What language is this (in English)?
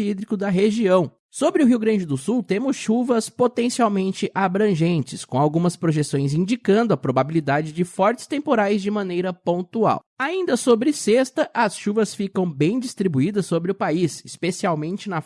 Portuguese